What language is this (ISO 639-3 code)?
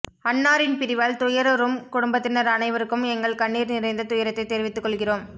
tam